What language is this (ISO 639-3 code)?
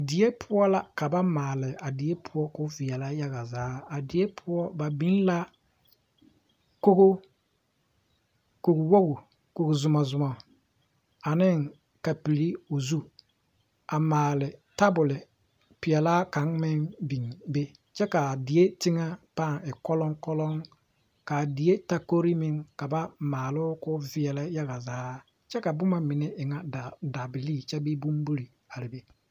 dga